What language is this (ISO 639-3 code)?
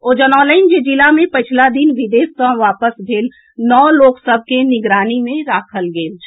mai